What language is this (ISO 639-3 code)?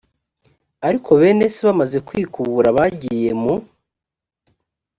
kin